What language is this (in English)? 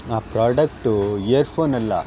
Kannada